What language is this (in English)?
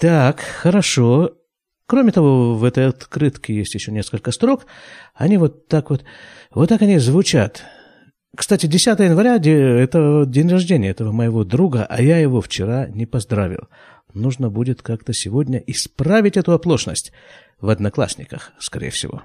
Russian